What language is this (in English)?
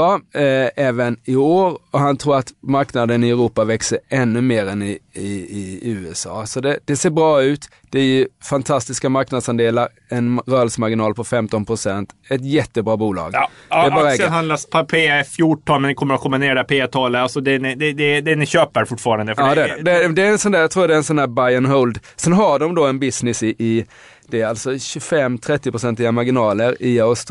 Swedish